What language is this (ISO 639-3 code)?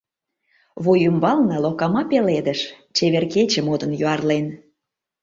chm